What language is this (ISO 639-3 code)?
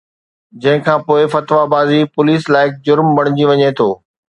snd